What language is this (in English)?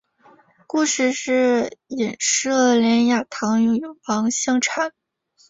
Chinese